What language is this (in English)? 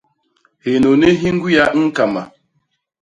Basaa